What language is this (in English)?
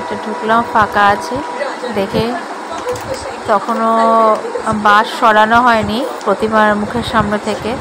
Indonesian